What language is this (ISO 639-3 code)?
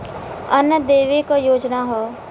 bho